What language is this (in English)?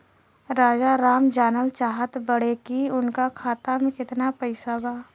Bhojpuri